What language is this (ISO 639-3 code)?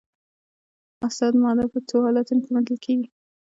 pus